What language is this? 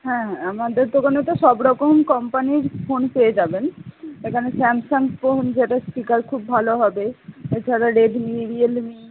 Bangla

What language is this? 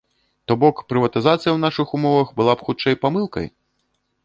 Belarusian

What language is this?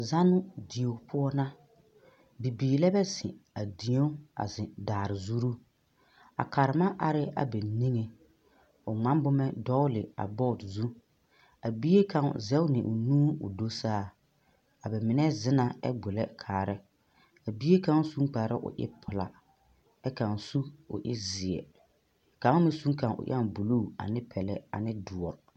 Southern Dagaare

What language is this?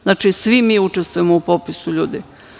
Serbian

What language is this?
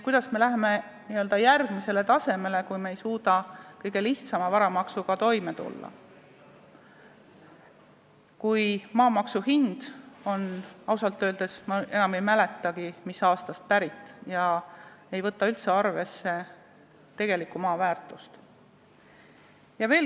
Estonian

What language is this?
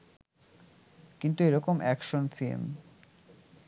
Bangla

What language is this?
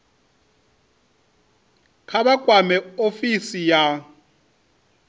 Venda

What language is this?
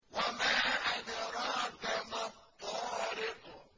Arabic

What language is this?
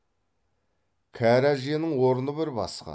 Kazakh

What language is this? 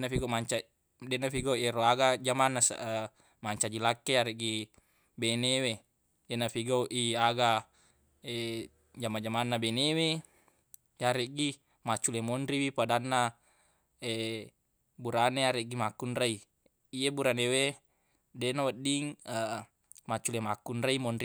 Buginese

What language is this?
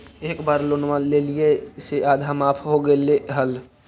Magahi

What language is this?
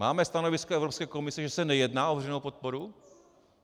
Czech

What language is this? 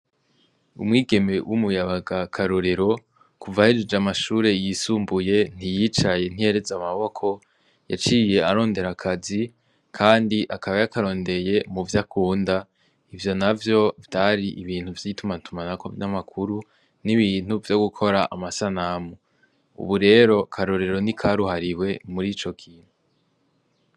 Rundi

